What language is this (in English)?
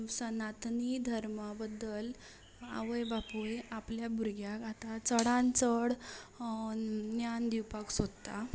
Konkani